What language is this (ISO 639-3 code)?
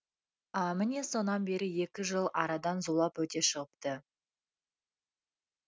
kaz